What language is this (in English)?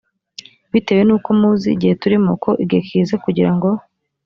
Kinyarwanda